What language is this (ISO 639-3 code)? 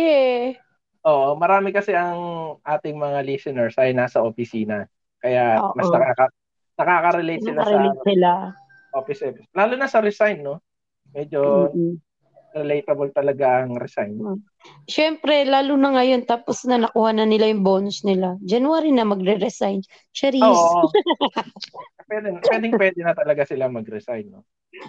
fil